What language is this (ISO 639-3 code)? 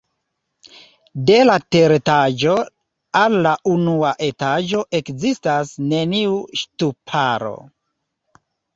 epo